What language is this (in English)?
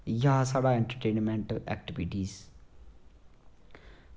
Dogri